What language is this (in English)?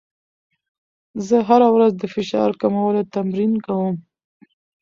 Pashto